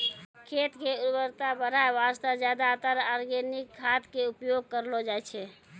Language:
Maithili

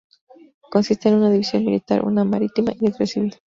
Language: Spanish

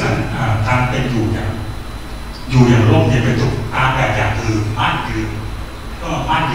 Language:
Thai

